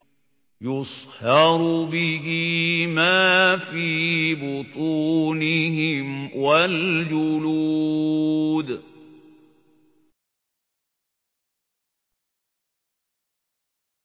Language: Arabic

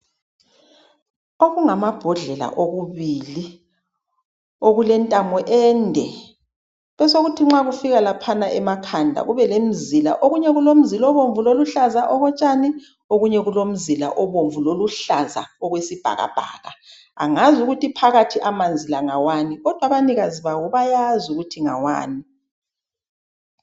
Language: North Ndebele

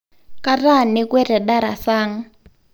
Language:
Masai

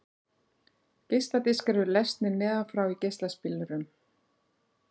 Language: Icelandic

